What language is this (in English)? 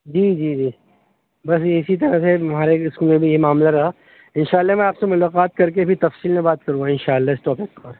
Urdu